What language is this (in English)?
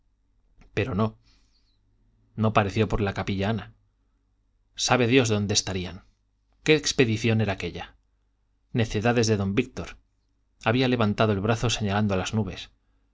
Spanish